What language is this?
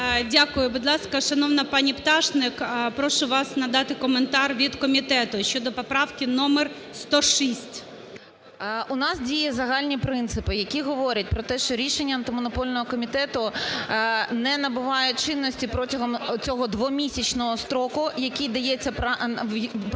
Ukrainian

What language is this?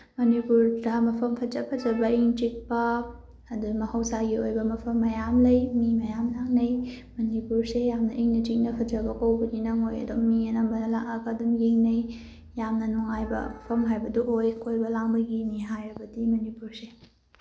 Manipuri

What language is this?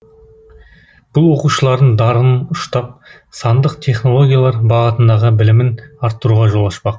Kazakh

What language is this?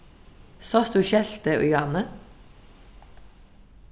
Faroese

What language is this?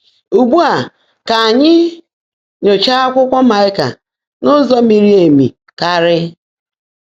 Igbo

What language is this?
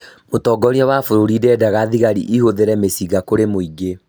Kikuyu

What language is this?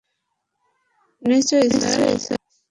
Bangla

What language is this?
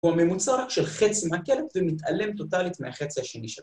Hebrew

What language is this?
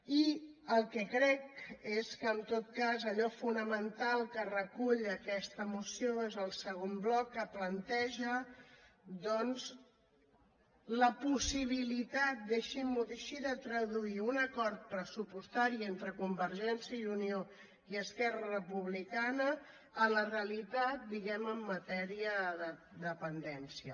Catalan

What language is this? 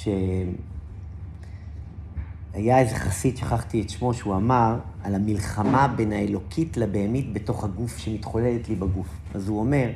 Hebrew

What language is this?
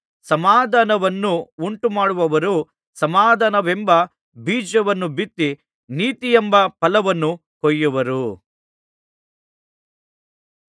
Kannada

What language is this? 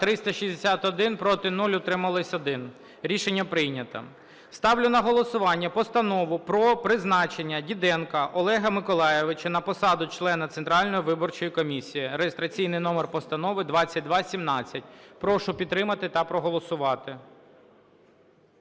Ukrainian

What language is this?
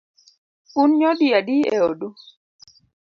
Luo (Kenya and Tanzania)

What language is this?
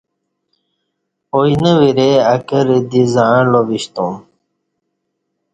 Kati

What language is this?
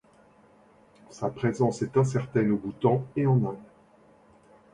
French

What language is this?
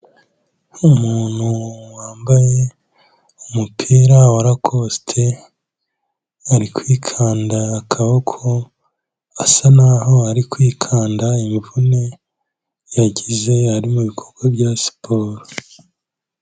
Kinyarwanda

